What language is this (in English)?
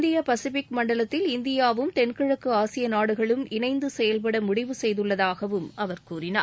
Tamil